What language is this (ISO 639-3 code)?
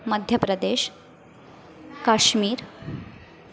mar